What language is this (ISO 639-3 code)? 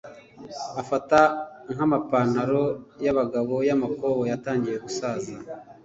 kin